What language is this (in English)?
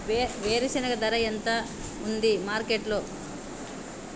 Telugu